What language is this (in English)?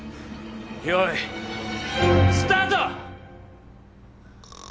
Japanese